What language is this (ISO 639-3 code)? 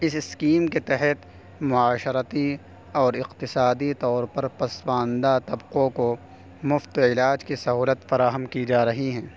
urd